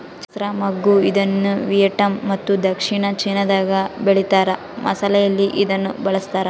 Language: Kannada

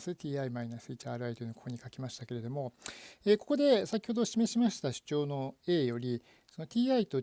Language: Japanese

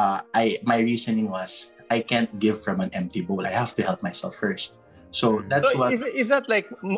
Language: Filipino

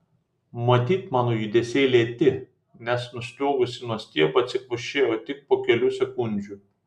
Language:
Lithuanian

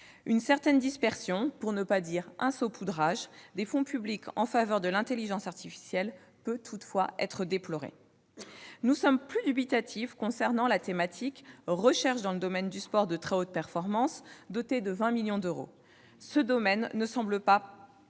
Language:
French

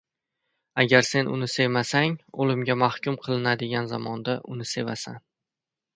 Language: Uzbek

